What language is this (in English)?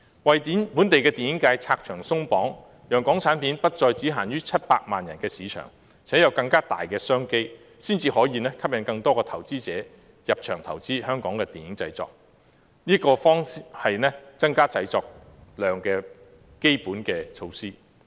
Cantonese